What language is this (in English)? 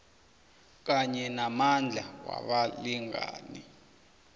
South Ndebele